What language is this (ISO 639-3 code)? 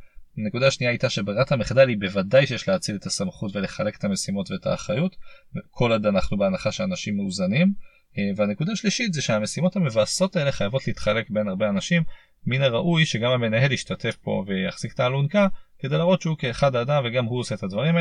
heb